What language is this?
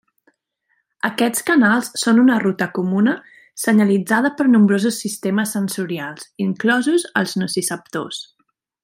Catalan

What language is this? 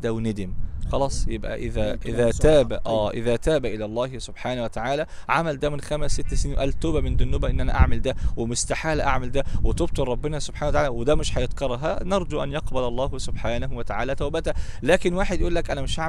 Arabic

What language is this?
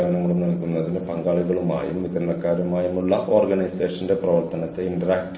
Malayalam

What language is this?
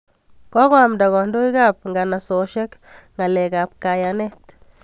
Kalenjin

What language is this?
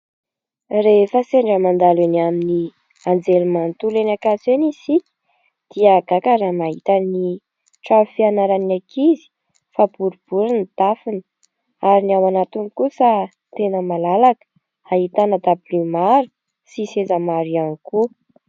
Malagasy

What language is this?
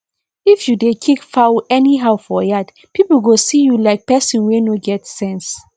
Nigerian Pidgin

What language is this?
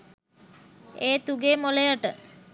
Sinhala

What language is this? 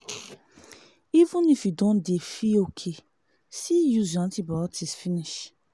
Nigerian Pidgin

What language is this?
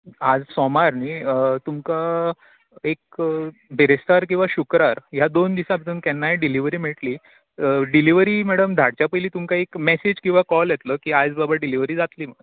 Konkani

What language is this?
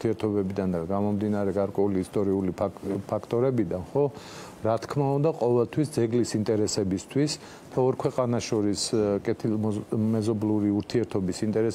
Romanian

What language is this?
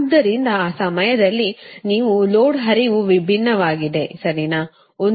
Kannada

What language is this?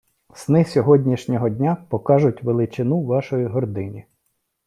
Ukrainian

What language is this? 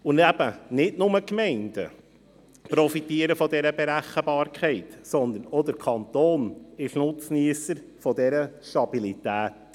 Swiss German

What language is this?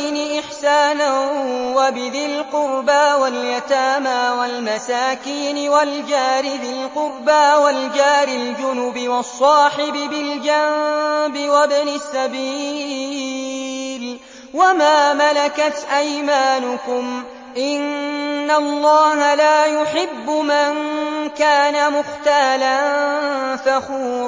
Arabic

